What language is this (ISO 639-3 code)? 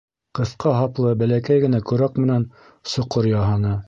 bak